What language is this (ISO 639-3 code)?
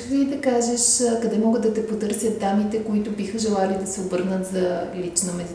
bul